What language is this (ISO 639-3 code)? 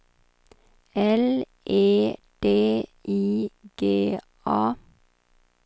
swe